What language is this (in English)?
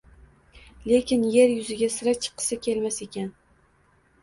Uzbek